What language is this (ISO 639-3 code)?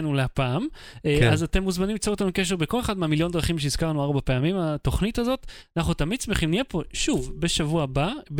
heb